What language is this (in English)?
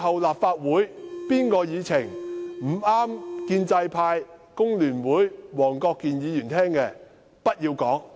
Cantonese